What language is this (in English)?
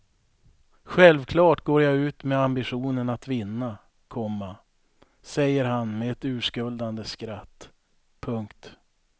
Swedish